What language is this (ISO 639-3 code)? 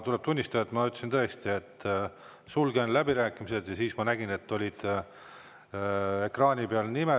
est